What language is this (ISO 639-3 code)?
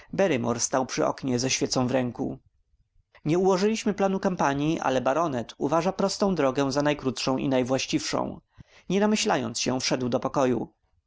pol